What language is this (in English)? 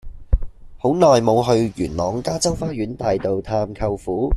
Cantonese